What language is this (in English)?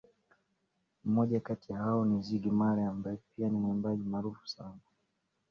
Swahili